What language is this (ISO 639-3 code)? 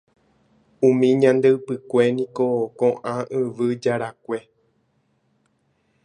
grn